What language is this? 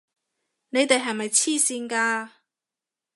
Cantonese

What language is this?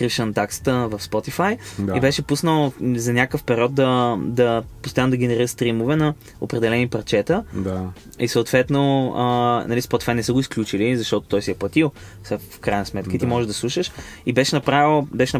Bulgarian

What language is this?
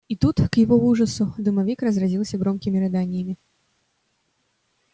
Russian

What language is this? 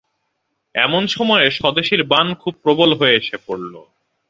Bangla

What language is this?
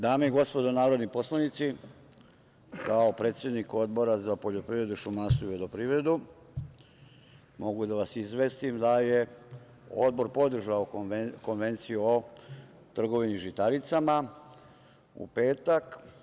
Serbian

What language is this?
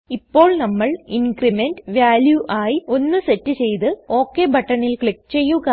Malayalam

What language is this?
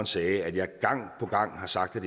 Danish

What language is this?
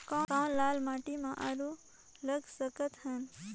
Chhattisgarhi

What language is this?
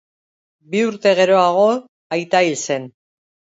Basque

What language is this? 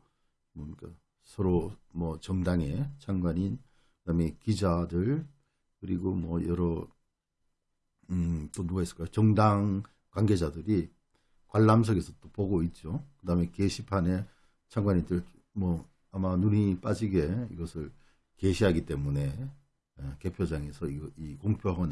Korean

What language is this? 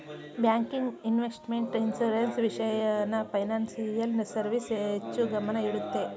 Kannada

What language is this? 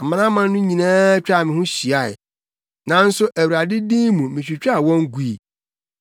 Akan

